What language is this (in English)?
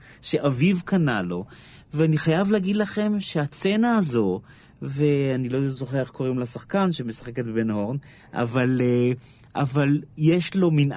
Hebrew